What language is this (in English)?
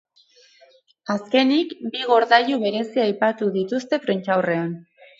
Basque